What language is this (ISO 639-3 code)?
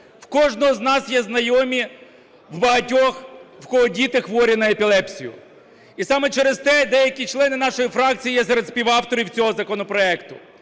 ukr